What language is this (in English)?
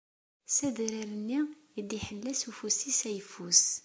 Kabyle